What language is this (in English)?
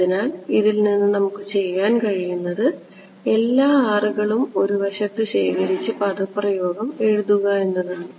Malayalam